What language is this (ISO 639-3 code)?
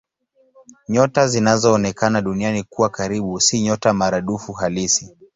swa